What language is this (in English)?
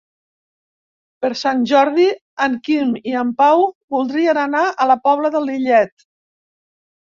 Catalan